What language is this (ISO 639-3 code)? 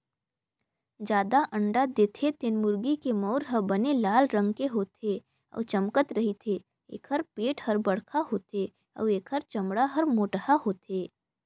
hne